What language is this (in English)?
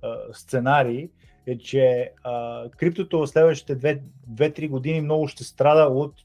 Bulgarian